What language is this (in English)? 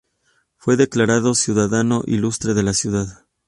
Spanish